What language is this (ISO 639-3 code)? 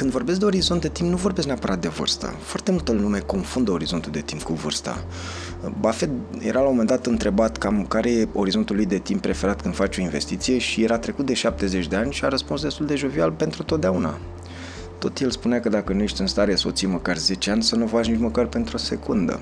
ron